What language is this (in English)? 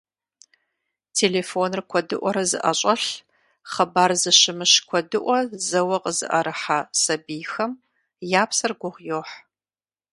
Kabardian